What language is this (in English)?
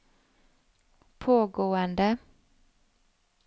Norwegian